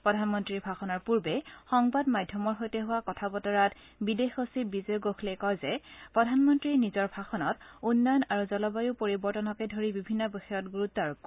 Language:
Assamese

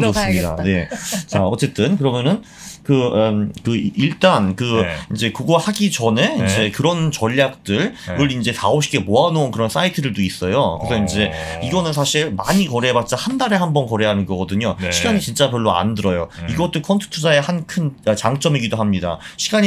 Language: Korean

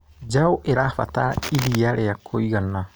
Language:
Kikuyu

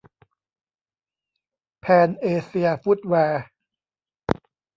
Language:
Thai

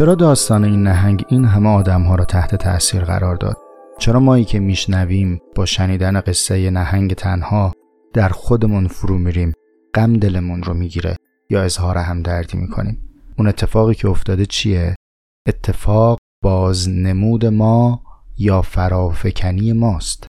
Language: Persian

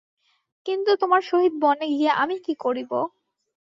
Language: Bangla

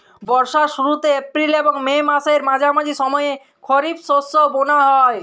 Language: Bangla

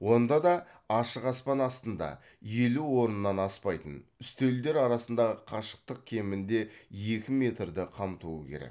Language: Kazakh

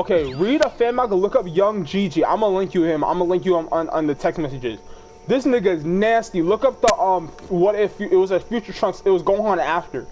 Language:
English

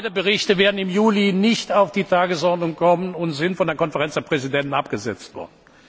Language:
German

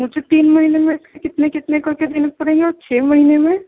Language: Urdu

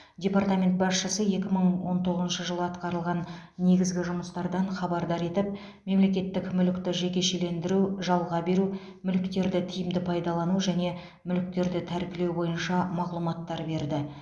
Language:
Kazakh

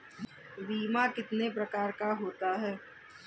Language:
Hindi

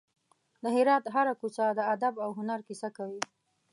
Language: Pashto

